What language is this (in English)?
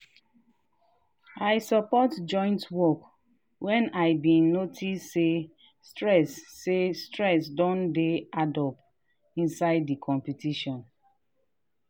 Nigerian Pidgin